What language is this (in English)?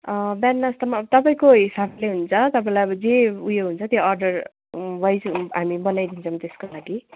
Nepali